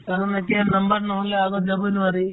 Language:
Assamese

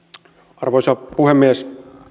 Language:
Finnish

